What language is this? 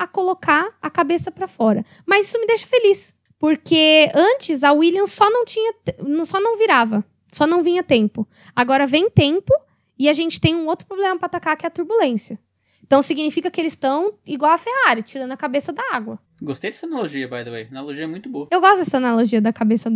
Portuguese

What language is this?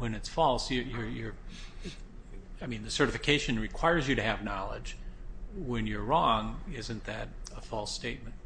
English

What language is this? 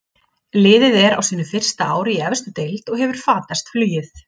Icelandic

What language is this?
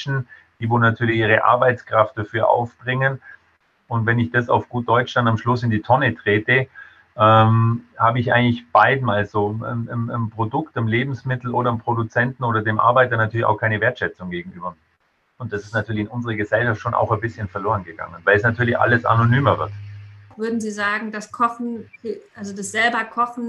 German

